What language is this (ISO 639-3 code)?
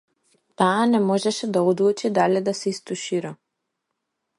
mkd